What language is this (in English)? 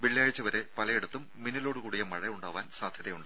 Malayalam